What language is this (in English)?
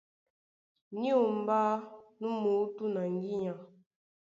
Duala